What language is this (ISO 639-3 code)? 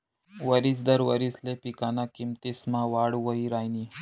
mar